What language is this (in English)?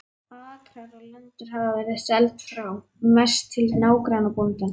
Icelandic